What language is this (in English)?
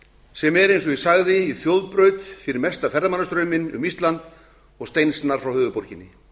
Icelandic